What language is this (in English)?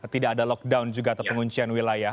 Indonesian